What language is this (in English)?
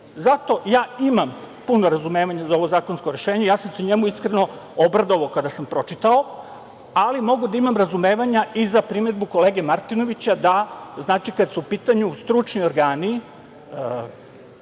Serbian